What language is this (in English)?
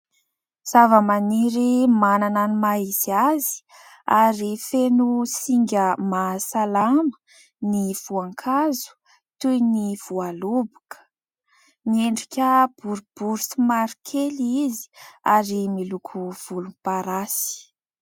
Malagasy